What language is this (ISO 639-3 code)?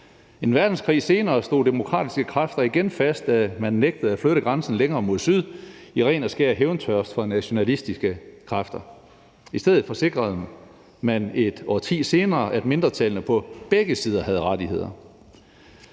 dan